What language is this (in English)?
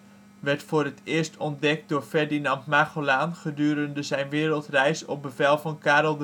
Dutch